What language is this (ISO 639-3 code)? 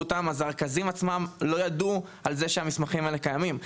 heb